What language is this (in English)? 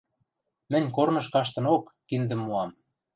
Western Mari